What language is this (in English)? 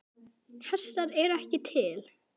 Icelandic